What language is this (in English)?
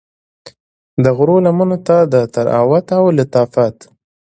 Pashto